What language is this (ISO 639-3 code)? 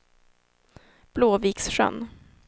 swe